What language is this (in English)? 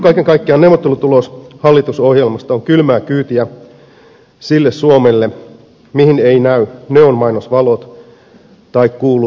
Finnish